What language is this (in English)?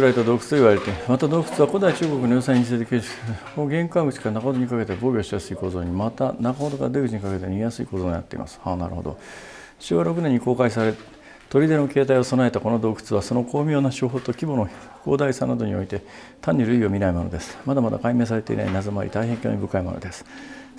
Japanese